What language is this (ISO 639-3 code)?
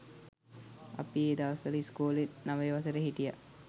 sin